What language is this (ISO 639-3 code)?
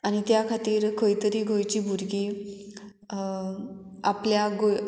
kok